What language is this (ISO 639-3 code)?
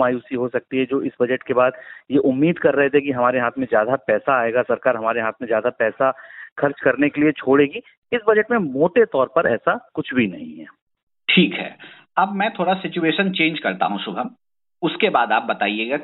hin